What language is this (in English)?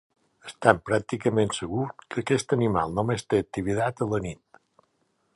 Catalan